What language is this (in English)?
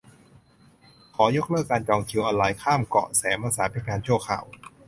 Thai